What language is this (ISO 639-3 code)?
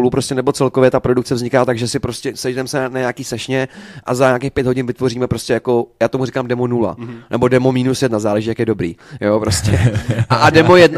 ces